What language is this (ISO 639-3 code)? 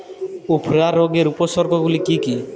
ben